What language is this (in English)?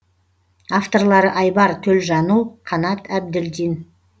Kazakh